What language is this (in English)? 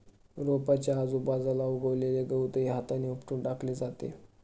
Marathi